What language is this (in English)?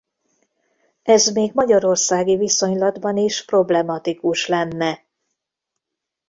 Hungarian